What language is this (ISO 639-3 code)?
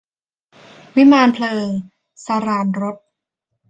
tha